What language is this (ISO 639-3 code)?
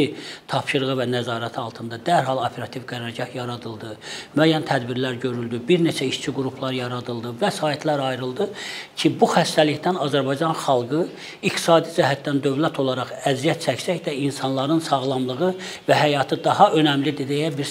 tur